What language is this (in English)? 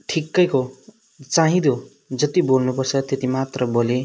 Nepali